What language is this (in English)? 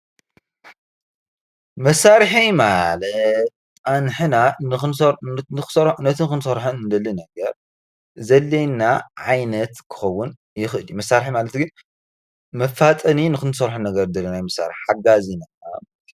Tigrinya